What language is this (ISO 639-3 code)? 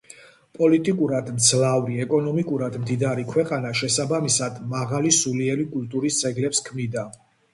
kat